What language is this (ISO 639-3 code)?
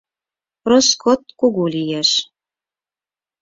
chm